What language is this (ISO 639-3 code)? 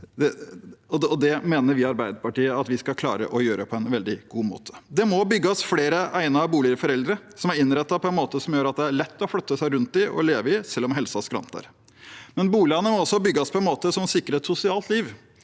nor